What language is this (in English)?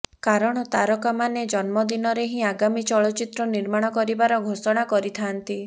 Odia